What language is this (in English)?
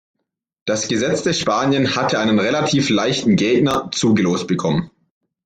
German